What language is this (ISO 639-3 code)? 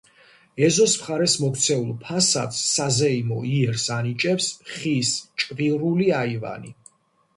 kat